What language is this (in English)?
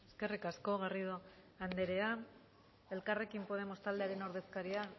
Basque